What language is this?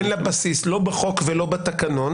Hebrew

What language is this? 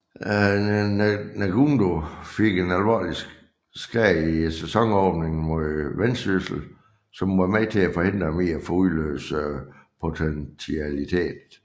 Danish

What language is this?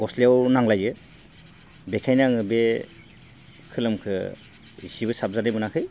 Bodo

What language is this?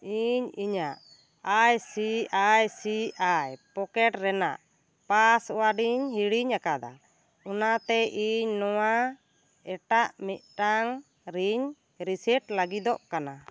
Santali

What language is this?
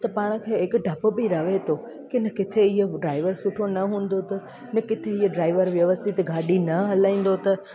Sindhi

